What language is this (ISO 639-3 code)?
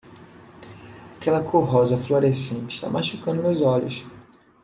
por